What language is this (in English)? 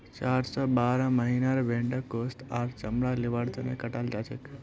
Magahi